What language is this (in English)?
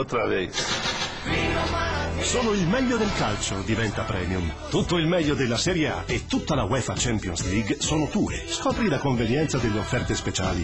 Italian